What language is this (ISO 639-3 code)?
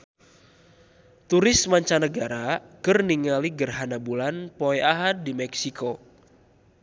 sun